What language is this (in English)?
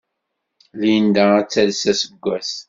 Kabyle